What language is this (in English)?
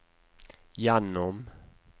Norwegian